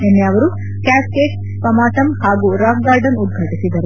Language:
Kannada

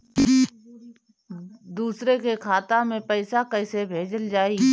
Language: Bhojpuri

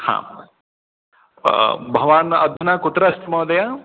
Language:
Sanskrit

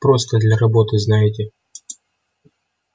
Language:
Russian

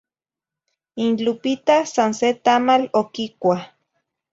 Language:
Zacatlán-Ahuacatlán-Tepetzintla Nahuatl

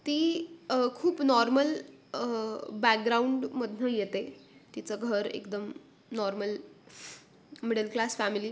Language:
Marathi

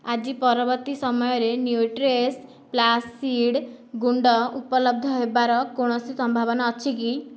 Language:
Odia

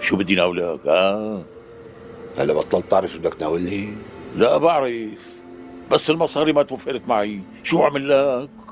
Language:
Arabic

